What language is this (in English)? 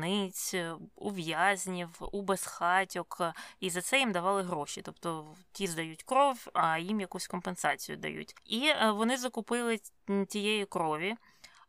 Ukrainian